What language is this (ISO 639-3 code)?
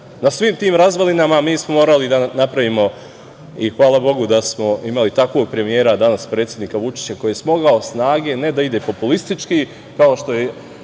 srp